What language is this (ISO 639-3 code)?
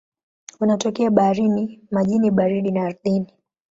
swa